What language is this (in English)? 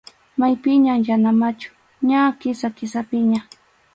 Arequipa-La Unión Quechua